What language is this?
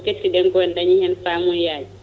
Fula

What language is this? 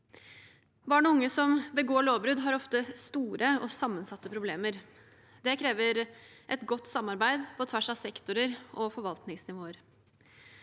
Norwegian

